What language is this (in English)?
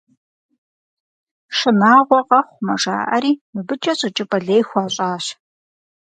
Kabardian